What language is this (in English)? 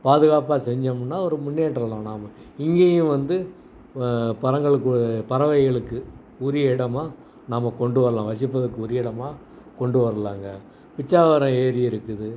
Tamil